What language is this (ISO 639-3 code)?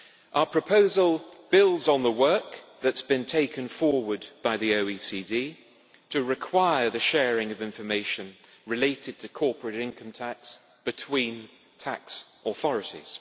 eng